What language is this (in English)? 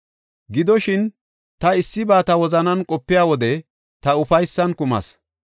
Gofa